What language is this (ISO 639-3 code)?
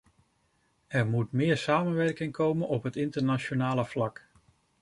nld